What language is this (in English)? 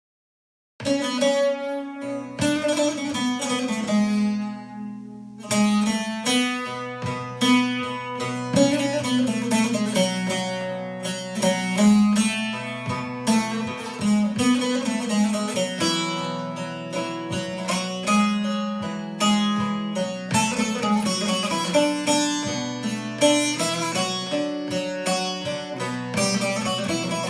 Turkish